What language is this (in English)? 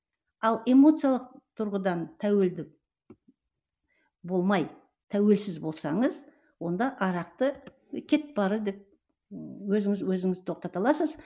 Kazakh